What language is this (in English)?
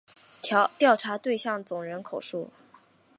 Chinese